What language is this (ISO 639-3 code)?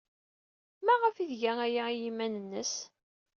kab